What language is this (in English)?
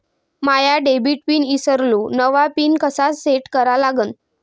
Marathi